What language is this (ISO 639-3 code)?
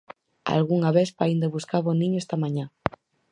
glg